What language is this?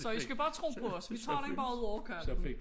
Danish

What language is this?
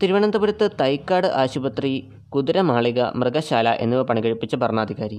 Malayalam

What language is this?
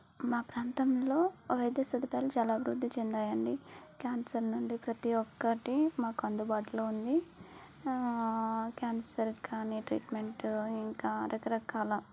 Telugu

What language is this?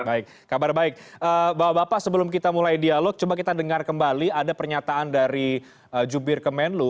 Indonesian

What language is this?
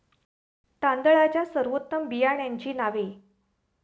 Marathi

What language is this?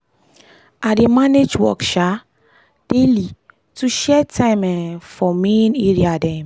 Nigerian Pidgin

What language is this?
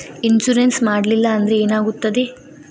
Kannada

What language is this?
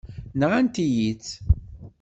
Kabyle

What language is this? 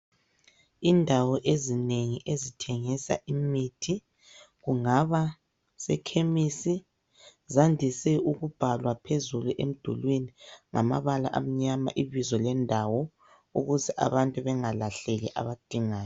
North Ndebele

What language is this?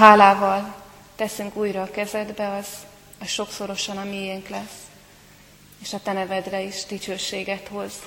Hungarian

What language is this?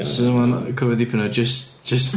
Welsh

